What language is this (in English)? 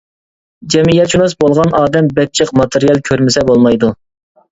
Uyghur